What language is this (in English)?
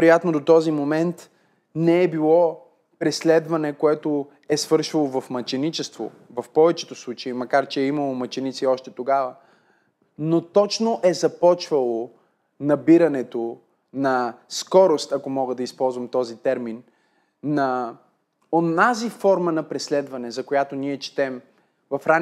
Bulgarian